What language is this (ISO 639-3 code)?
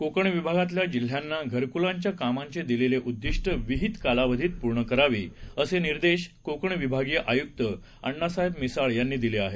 mar